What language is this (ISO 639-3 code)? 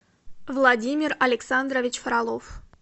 rus